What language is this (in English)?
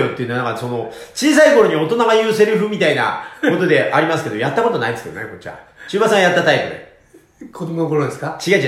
Japanese